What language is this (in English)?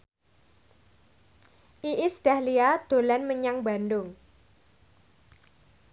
Javanese